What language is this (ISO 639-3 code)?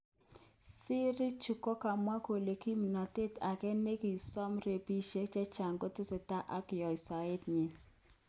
kln